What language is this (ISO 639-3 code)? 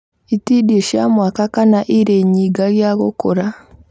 kik